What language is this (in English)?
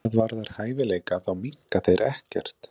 Icelandic